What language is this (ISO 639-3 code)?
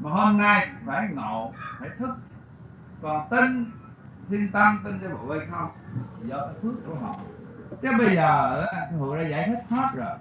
vie